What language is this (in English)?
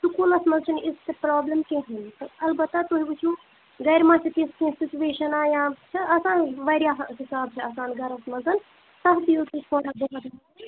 Kashmiri